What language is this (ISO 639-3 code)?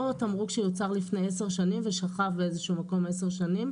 heb